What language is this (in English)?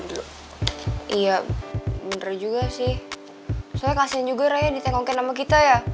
Indonesian